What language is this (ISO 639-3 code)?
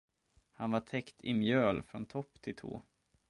swe